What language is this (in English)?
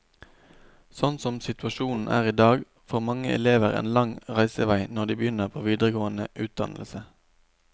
Norwegian